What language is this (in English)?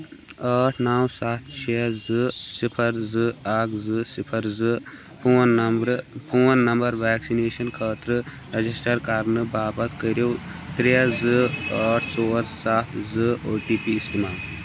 Kashmiri